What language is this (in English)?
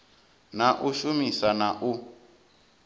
Venda